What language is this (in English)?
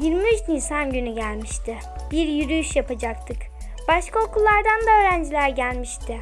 Turkish